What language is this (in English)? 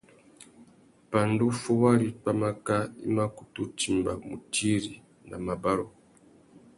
Tuki